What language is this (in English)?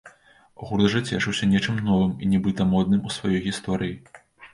Belarusian